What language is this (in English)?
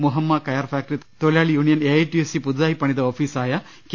Malayalam